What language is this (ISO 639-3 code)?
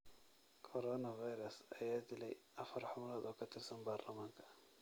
som